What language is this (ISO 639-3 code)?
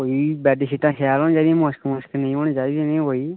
doi